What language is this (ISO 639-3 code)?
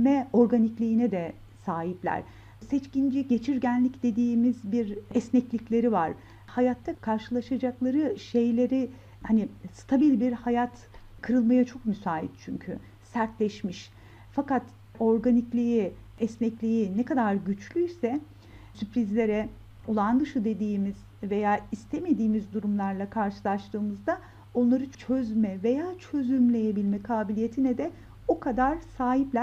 tur